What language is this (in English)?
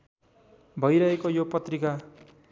Nepali